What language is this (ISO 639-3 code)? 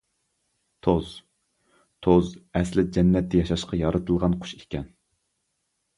uig